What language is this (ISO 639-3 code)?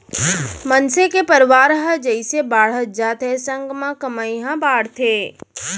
hne